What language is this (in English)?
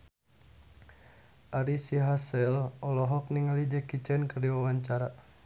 Sundanese